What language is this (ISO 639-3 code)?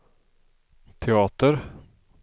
swe